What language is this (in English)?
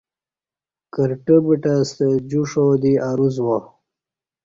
Kati